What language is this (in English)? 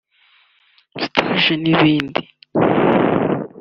Kinyarwanda